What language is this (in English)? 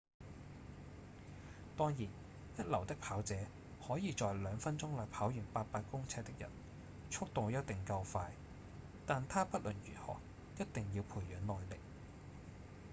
Cantonese